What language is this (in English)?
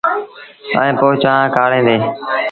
Sindhi Bhil